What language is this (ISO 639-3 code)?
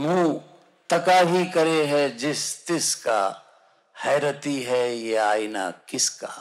hin